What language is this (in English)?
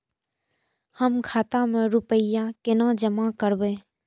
Maithili